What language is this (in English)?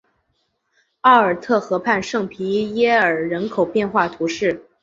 Chinese